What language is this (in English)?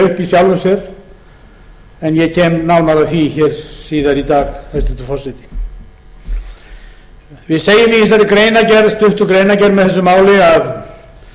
Icelandic